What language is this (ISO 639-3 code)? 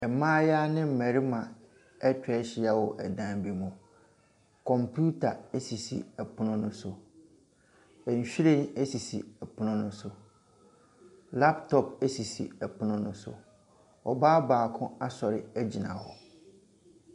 aka